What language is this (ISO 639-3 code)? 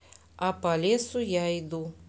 rus